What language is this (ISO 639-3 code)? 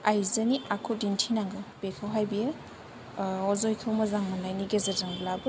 brx